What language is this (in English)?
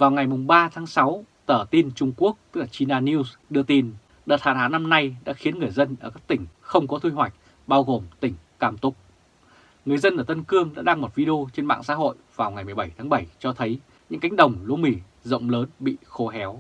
Vietnamese